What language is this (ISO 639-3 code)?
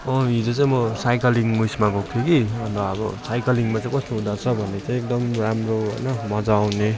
nep